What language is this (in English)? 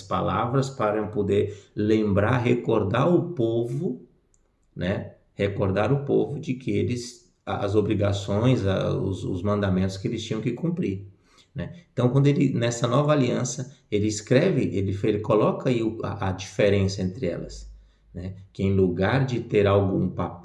Portuguese